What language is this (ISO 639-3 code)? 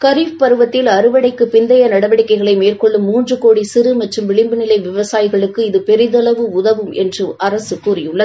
tam